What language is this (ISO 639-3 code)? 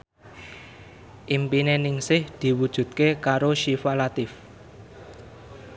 jav